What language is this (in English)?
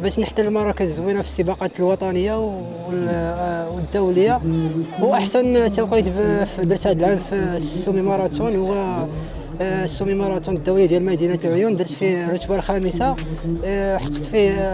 Arabic